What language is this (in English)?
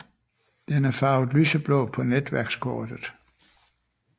Danish